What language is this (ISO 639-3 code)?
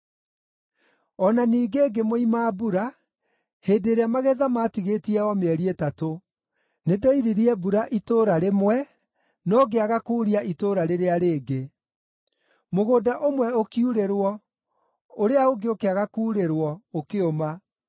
kik